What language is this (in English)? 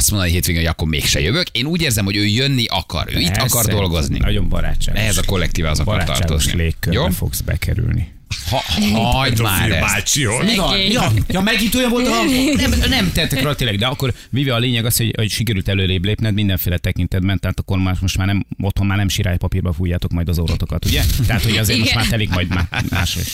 Hungarian